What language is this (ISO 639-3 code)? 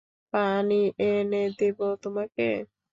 ben